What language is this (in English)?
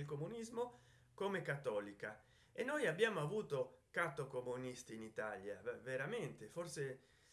Italian